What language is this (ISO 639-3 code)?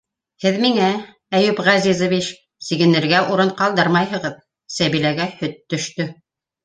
bak